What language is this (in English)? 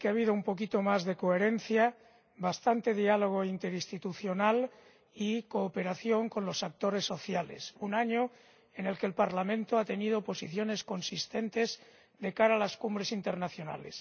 Spanish